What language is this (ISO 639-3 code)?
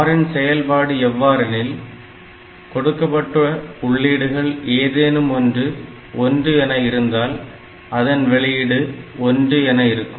tam